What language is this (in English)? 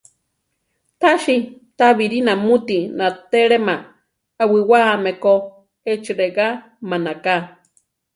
Central Tarahumara